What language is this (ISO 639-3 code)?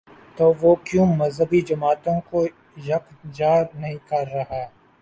urd